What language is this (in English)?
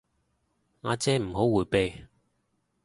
Cantonese